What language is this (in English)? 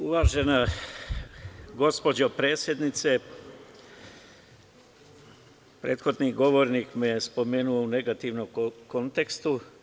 Serbian